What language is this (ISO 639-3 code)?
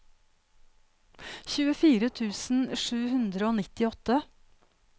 nor